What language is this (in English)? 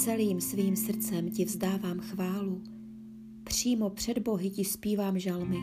Czech